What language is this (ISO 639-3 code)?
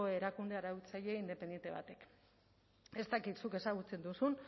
eus